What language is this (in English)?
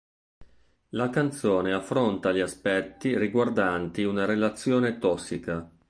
Italian